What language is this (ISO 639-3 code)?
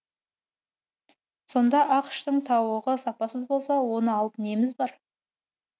kaz